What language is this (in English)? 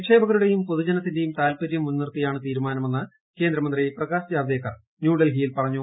Malayalam